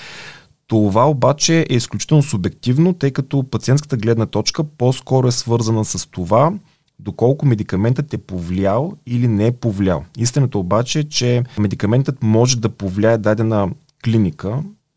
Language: Bulgarian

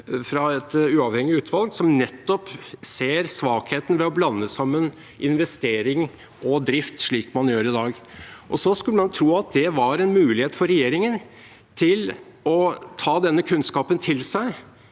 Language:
Norwegian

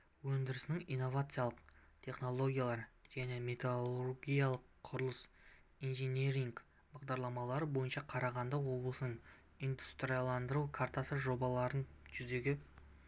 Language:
Kazakh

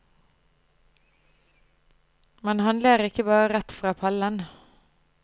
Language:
Norwegian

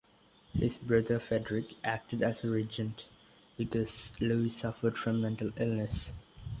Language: English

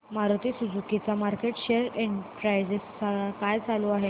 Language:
Marathi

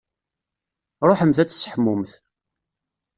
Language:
Kabyle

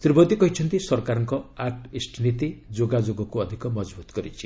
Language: Odia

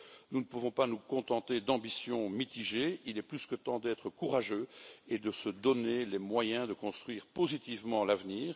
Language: French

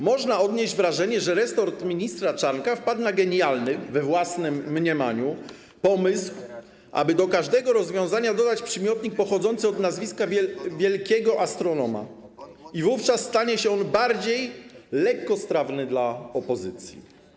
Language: Polish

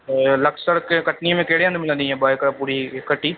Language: Sindhi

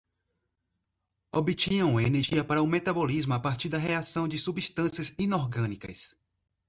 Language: Portuguese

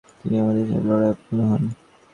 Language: Bangla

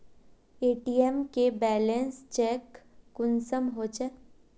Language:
Magahi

